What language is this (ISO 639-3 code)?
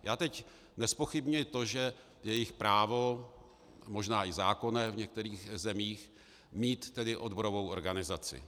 ces